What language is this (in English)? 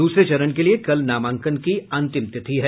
Hindi